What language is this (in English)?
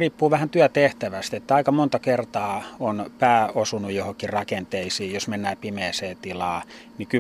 Finnish